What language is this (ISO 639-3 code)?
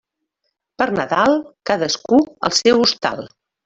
cat